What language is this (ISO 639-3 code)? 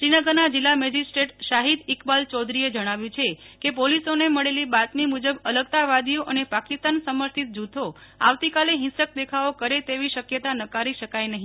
guj